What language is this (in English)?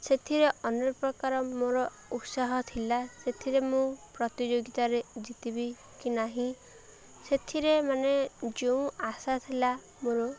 Odia